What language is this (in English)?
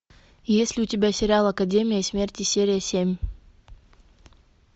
Russian